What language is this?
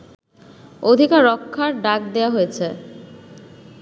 Bangla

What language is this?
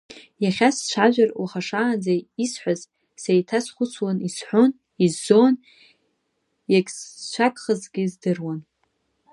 Abkhazian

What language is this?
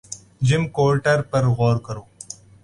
Urdu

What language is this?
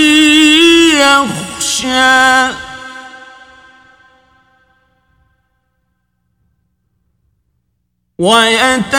Arabic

